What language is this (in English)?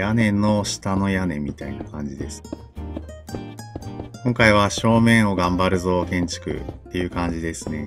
Japanese